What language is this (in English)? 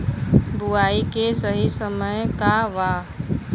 Bhojpuri